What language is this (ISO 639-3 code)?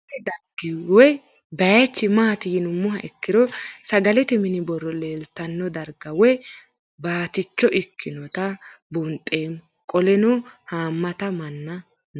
sid